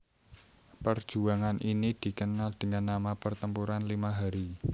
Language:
Javanese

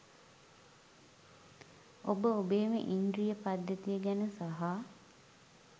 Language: Sinhala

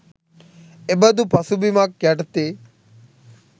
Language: Sinhala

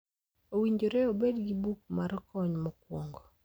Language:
Luo (Kenya and Tanzania)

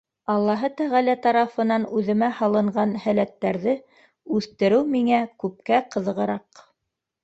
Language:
Bashkir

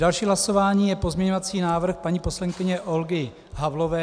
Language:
Czech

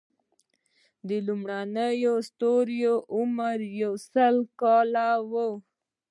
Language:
Pashto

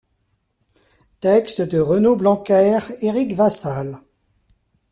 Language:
French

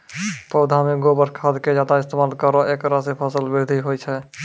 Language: Maithili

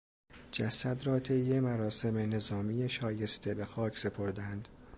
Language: Persian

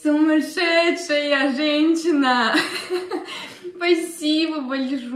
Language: English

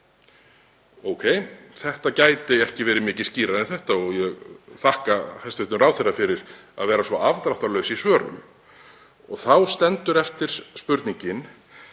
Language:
Icelandic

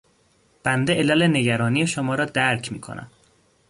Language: Persian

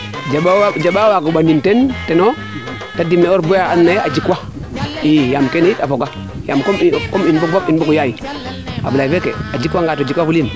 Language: Serer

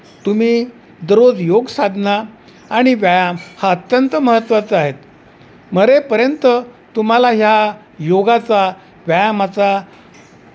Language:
Marathi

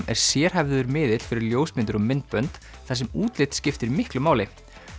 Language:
Icelandic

